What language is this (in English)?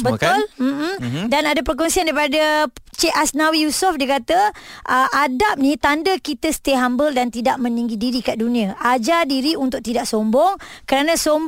Malay